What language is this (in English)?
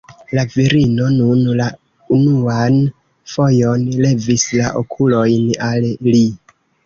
Esperanto